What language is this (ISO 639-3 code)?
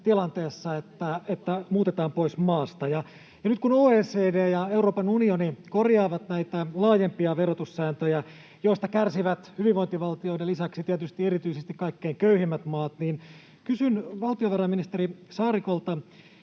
fin